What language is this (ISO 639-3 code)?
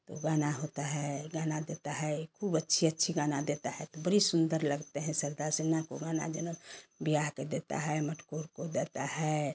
hin